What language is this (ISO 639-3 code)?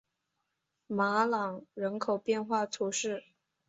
zho